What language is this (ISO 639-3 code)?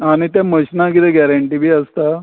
kok